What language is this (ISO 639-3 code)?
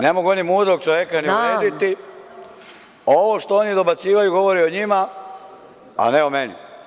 srp